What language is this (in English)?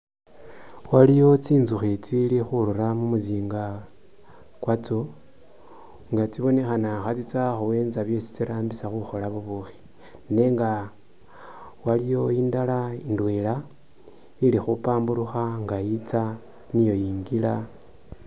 Masaaba